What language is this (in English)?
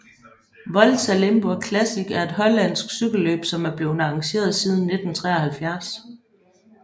Danish